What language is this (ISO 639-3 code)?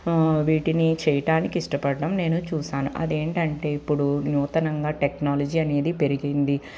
tel